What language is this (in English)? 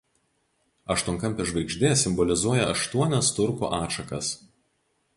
Lithuanian